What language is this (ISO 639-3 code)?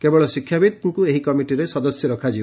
ori